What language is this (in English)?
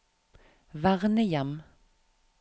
Norwegian